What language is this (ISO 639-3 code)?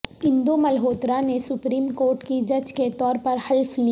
urd